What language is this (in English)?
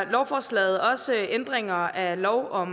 Danish